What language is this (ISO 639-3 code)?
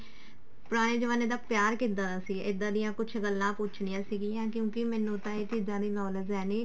pan